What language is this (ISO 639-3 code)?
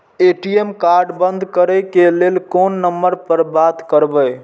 mai